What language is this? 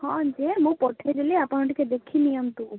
Odia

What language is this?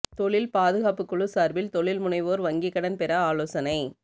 Tamil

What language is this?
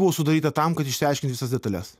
Lithuanian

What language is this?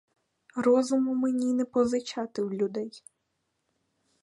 Ukrainian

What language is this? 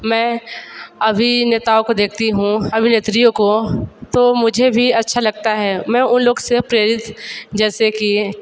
Hindi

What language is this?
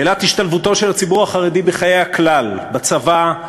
Hebrew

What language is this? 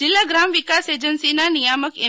Gujarati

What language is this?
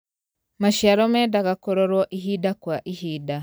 Kikuyu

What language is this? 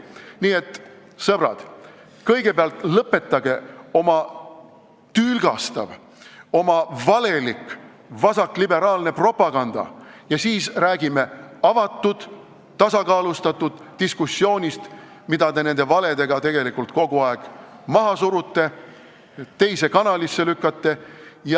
Estonian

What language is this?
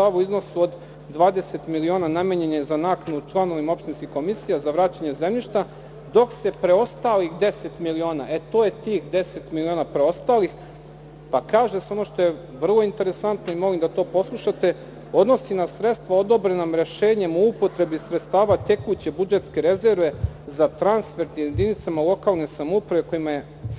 Serbian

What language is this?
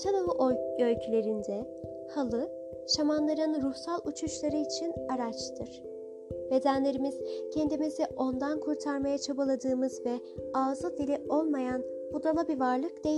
Turkish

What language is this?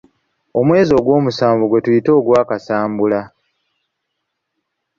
Ganda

